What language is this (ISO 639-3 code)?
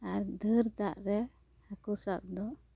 sat